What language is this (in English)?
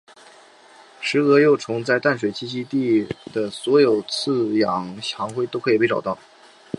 Chinese